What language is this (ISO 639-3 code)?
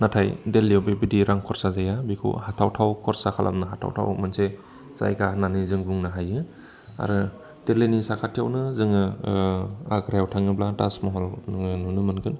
brx